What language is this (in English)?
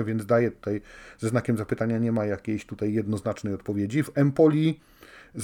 Polish